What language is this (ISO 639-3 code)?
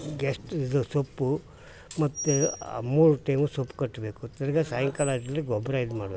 kan